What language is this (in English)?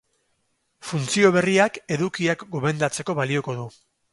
Basque